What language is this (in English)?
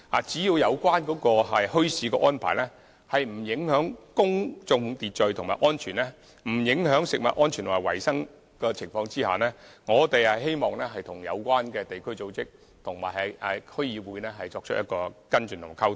Cantonese